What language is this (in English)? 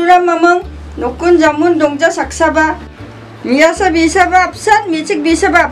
Korean